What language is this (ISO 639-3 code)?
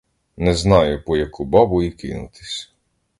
ukr